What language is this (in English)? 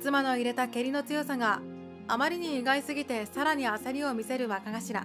Japanese